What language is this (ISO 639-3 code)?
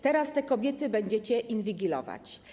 pol